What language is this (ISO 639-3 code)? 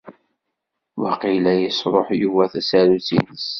kab